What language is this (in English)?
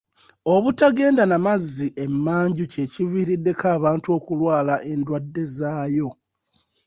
Ganda